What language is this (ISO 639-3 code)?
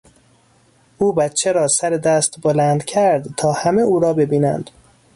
fas